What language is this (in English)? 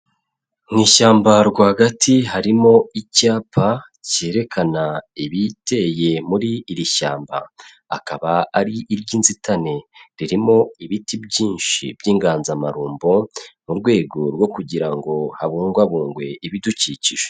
Kinyarwanda